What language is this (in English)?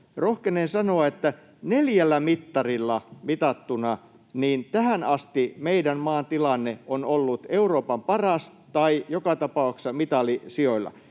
Finnish